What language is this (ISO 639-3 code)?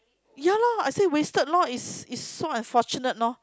eng